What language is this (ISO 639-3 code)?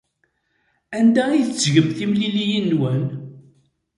kab